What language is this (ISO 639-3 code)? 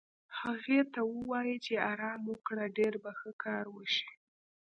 pus